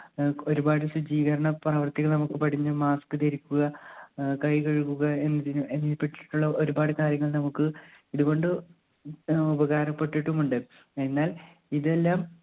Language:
Malayalam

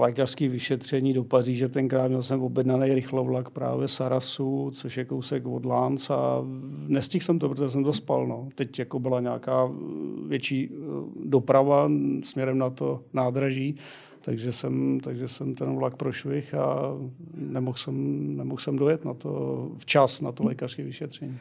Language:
Czech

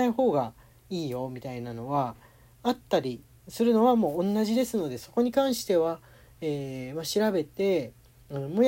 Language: Japanese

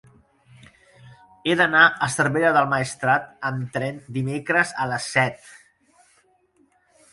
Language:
Catalan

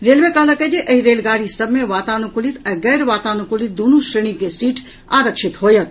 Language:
Maithili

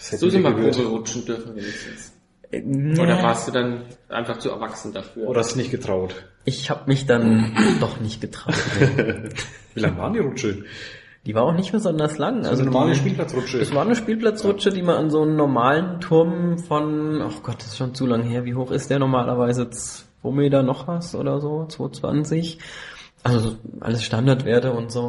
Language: German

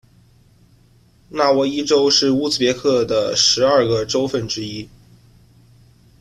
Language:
Chinese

